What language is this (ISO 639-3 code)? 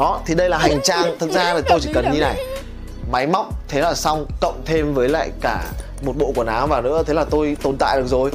vie